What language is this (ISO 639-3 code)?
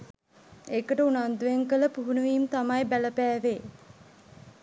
sin